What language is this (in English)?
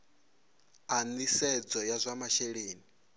Venda